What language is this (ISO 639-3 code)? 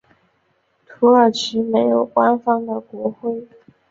zho